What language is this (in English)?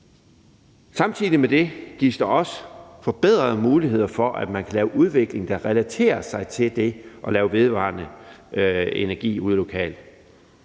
Danish